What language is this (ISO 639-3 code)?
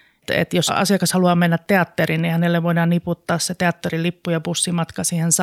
fin